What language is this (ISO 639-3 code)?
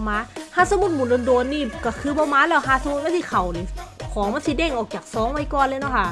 tha